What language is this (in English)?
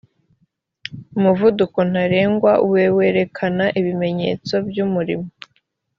Kinyarwanda